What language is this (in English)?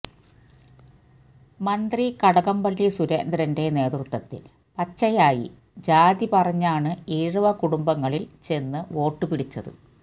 Malayalam